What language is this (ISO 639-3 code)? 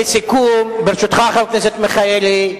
heb